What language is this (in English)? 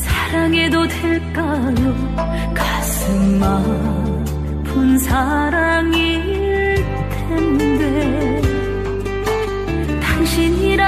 Turkish